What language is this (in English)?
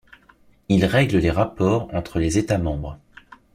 French